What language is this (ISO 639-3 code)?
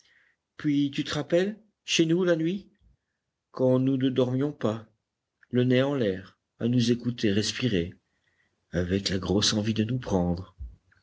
fra